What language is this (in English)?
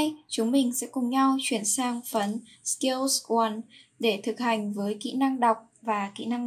Vietnamese